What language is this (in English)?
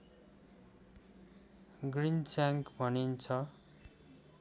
Nepali